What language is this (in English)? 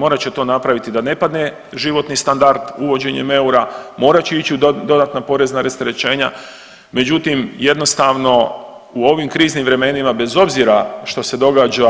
Croatian